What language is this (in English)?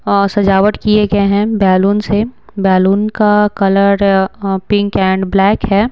Hindi